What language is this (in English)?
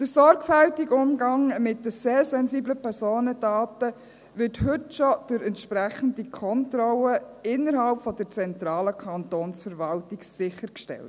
Swiss German